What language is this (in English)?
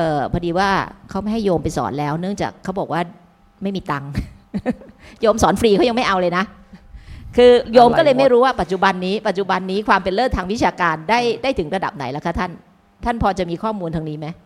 Thai